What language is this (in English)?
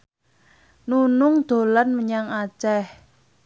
Javanese